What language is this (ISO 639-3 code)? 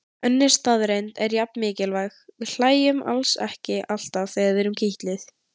isl